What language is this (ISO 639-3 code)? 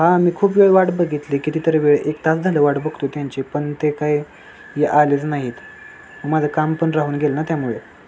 mar